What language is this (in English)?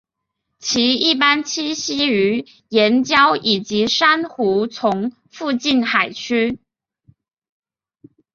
Chinese